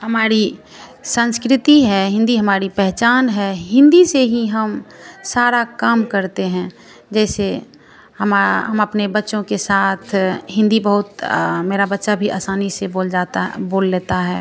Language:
Hindi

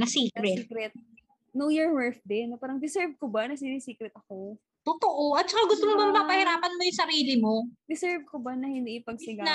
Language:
Filipino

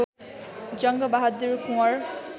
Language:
Nepali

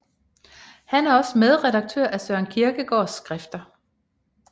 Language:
Danish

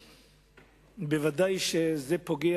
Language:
Hebrew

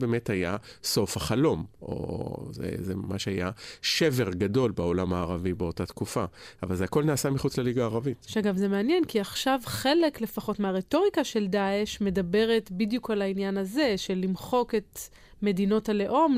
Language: Hebrew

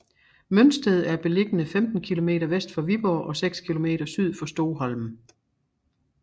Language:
Danish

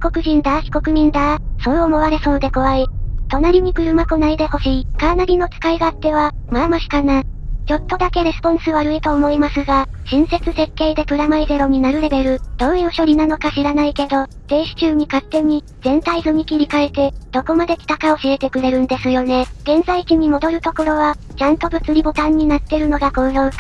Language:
Japanese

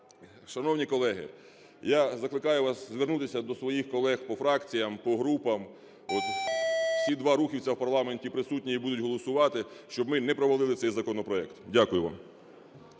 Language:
Ukrainian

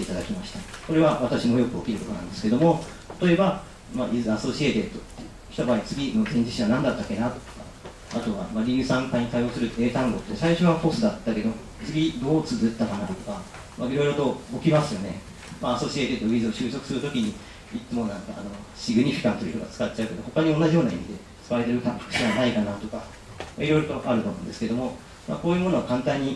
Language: Japanese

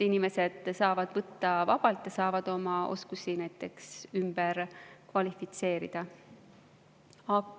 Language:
Estonian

